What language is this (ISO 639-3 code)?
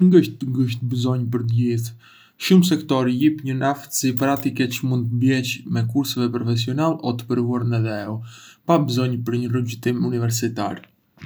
aae